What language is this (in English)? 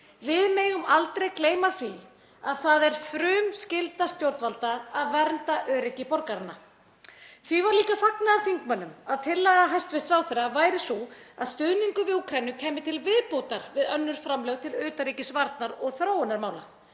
Icelandic